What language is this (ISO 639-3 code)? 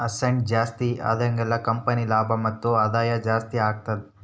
kan